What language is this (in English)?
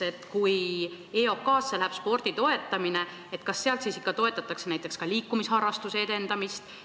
Estonian